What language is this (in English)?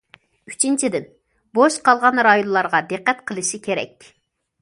Uyghur